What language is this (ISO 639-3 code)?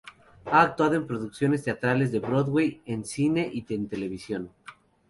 spa